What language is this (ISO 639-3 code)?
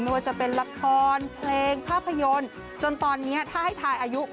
tha